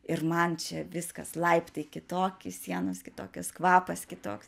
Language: Lithuanian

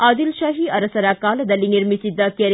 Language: Kannada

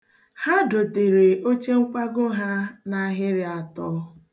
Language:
Igbo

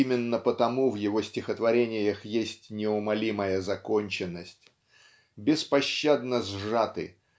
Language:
Russian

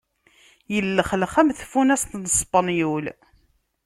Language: Kabyle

